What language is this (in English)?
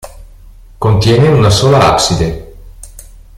Italian